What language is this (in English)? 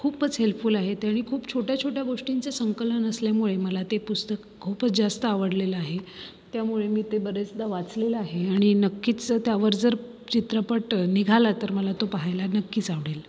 Marathi